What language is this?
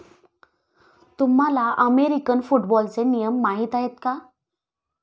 Marathi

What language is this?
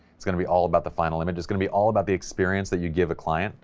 English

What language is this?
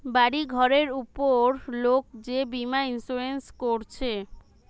Bangla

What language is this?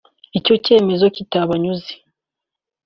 Kinyarwanda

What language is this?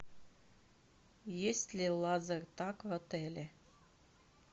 Russian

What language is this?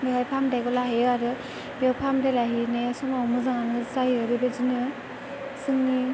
Bodo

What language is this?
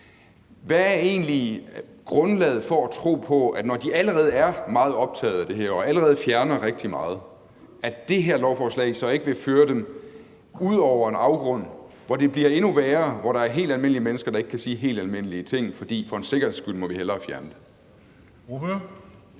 Danish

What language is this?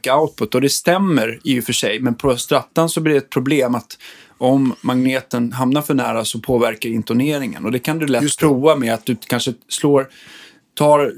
Swedish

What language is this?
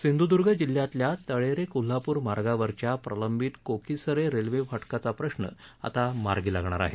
Marathi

